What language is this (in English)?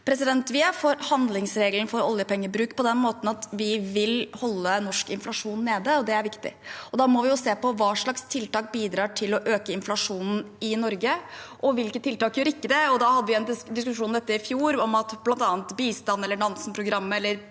Norwegian